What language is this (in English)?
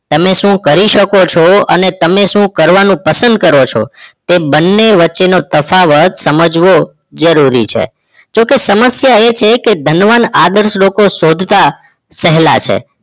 Gujarati